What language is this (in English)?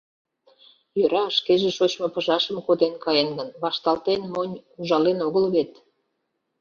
Mari